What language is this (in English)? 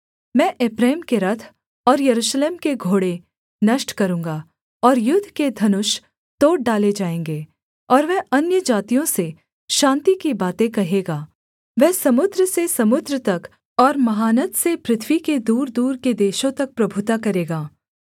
Hindi